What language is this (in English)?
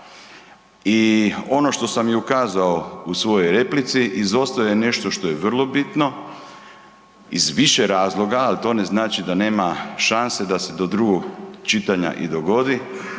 Croatian